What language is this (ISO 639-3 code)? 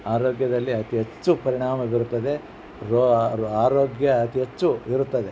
kan